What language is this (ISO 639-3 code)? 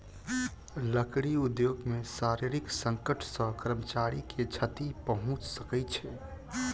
mai